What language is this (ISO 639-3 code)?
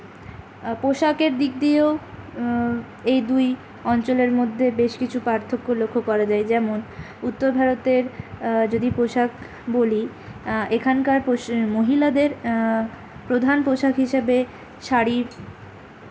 ben